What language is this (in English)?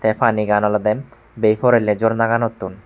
Chakma